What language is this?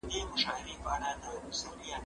Pashto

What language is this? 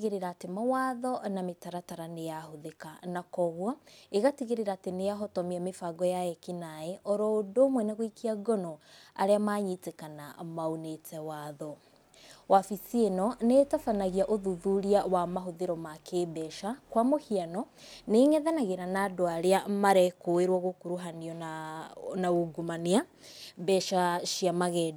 Kikuyu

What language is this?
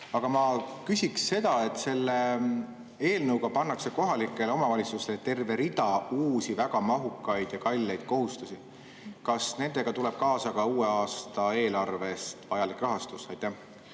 Estonian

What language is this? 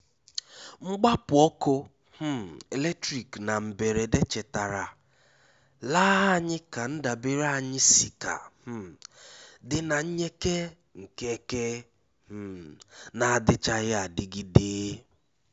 Igbo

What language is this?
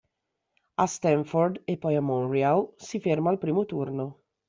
Italian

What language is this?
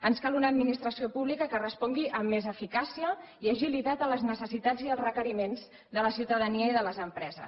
Catalan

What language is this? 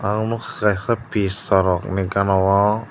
Kok Borok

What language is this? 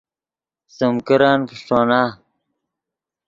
Yidgha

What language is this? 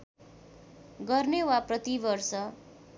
Nepali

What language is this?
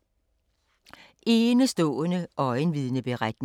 Danish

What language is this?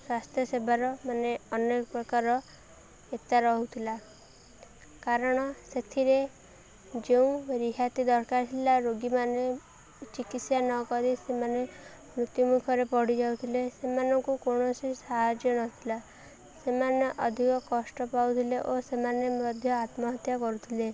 Odia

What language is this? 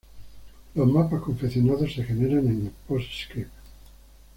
Spanish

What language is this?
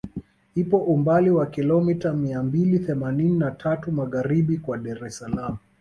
Swahili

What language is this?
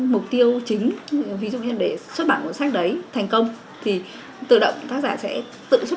Vietnamese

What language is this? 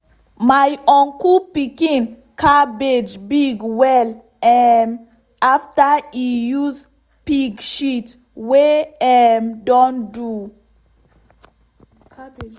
Nigerian Pidgin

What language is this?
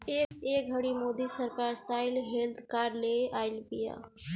Bhojpuri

